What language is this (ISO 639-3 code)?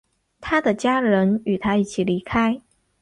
zho